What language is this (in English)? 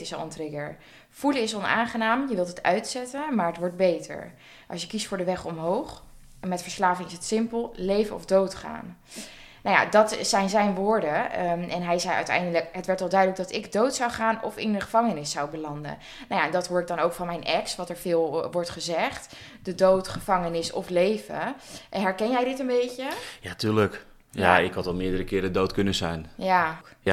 Dutch